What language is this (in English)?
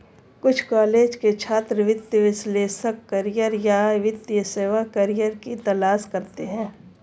Hindi